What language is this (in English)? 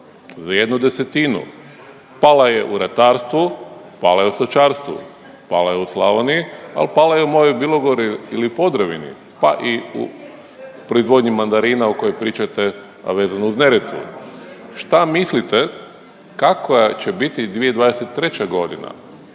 Croatian